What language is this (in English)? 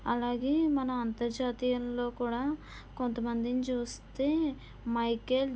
Telugu